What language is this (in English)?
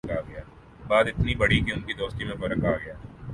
Urdu